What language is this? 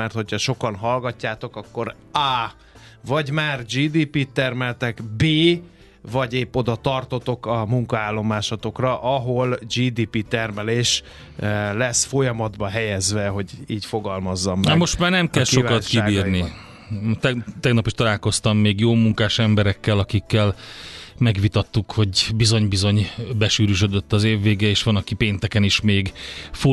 Hungarian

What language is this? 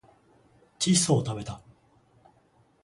Japanese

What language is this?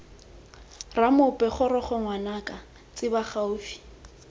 Tswana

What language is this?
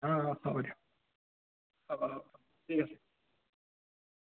Assamese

